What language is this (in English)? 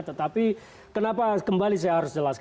Indonesian